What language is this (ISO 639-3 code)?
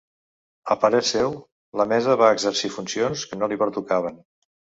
cat